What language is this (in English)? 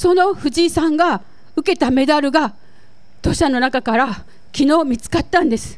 Japanese